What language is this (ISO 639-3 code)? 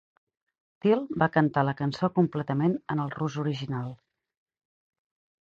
cat